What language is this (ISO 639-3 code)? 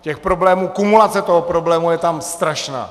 ces